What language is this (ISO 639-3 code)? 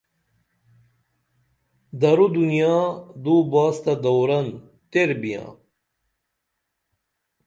dml